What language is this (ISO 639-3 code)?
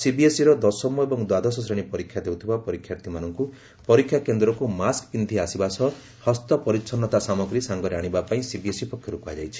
ori